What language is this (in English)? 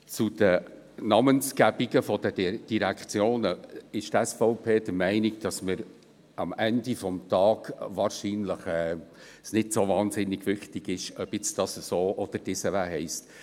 Swiss German